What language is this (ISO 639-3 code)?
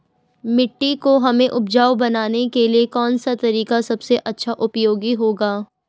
hin